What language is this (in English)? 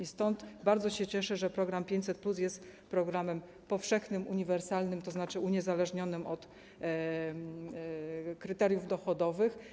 Polish